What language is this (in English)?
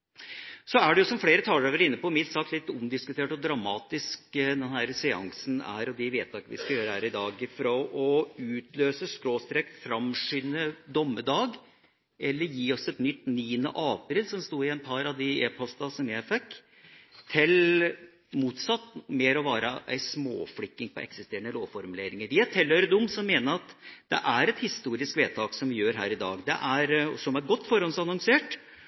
Norwegian Bokmål